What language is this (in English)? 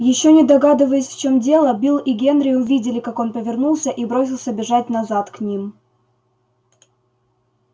Russian